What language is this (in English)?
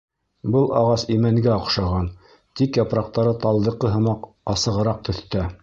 Bashkir